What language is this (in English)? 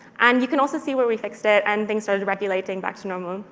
English